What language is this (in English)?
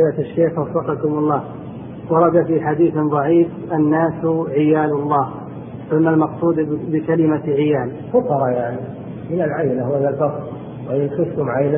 Arabic